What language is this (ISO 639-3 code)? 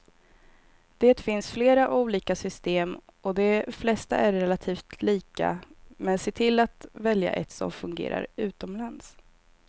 swe